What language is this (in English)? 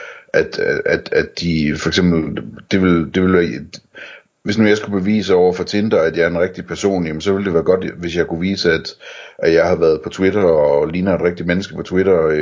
Danish